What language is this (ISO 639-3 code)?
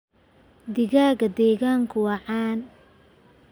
som